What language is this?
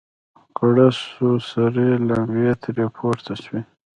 Pashto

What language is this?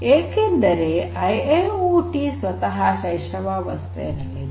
Kannada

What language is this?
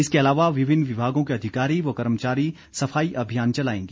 Hindi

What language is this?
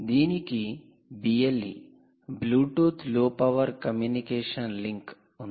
Telugu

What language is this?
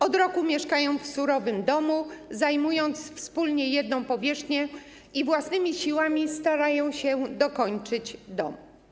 Polish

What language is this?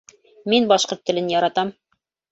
Bashkir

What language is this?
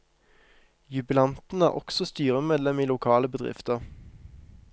Norwegian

